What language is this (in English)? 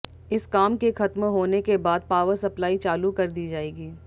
Hindi